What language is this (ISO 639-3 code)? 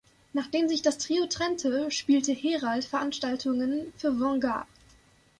deu